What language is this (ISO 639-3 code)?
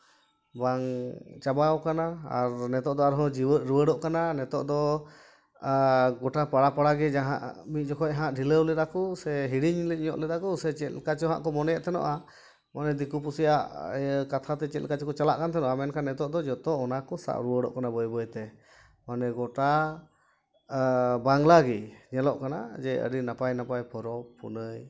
sat